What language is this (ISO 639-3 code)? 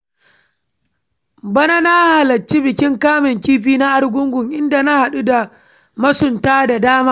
hau